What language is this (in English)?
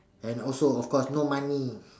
English